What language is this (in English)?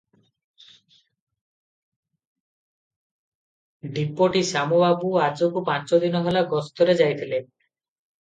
Odia